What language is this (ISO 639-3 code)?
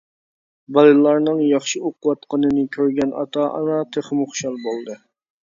uig